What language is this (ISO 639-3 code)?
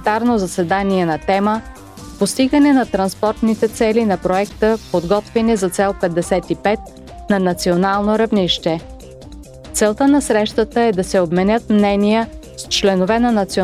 bul